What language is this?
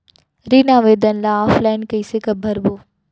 Chhattisgarhi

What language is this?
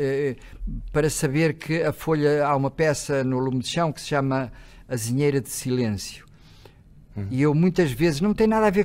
Portuguese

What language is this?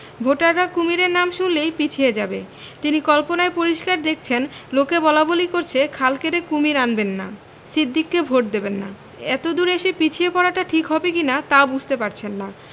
Bangla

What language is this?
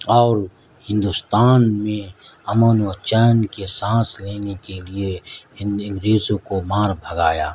Urdu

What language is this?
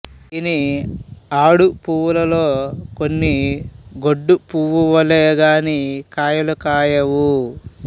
Telugu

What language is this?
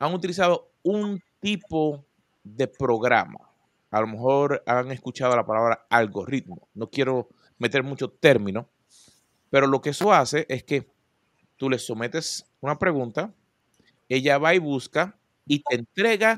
Spanish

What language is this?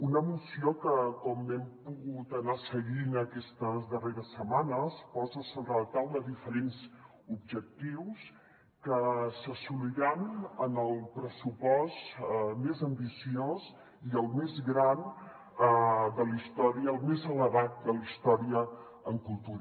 Catalan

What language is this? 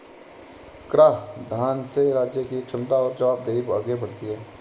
Hindi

